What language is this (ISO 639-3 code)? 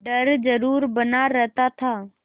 hin